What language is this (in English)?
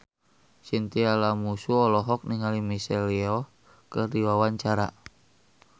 Sundanese